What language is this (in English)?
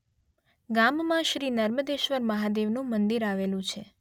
Gujarati